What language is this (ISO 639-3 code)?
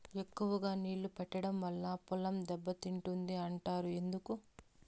tel